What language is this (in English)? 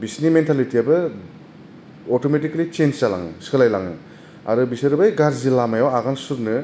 Bodo